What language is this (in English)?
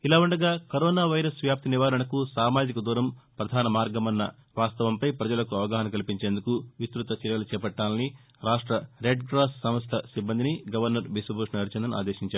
Telugu